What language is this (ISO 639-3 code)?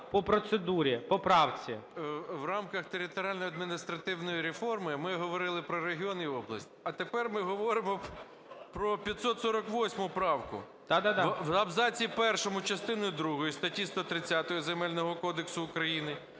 ukr